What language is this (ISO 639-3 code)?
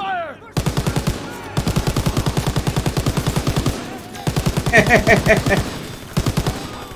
tur